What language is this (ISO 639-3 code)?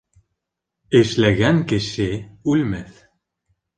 bak